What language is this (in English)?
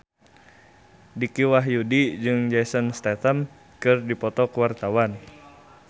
Sundanese